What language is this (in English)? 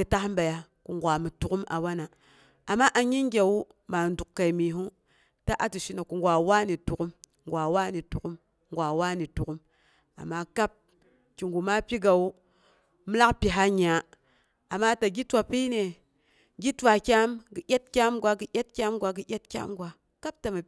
Boghom